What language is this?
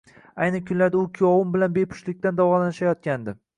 Uzbek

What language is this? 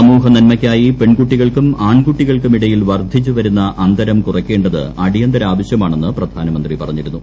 Malayalam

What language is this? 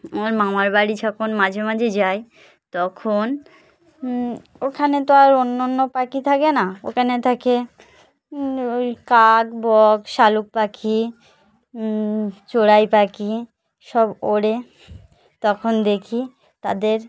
Bangla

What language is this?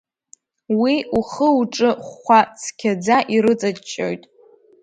Abkhazian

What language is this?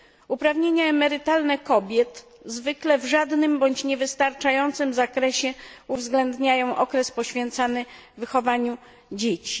Polish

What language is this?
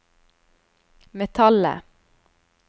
Norwegian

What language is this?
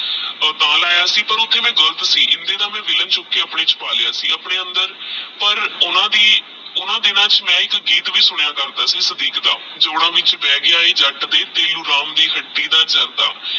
Punjabi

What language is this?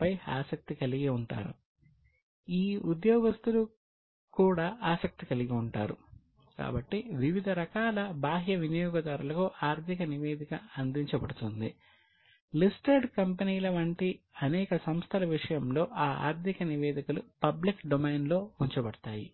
Telugu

